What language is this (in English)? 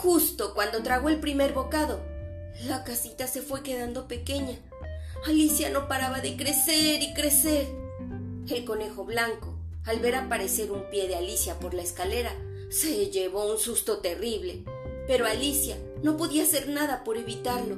Spanish